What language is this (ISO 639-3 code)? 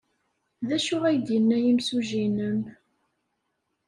kab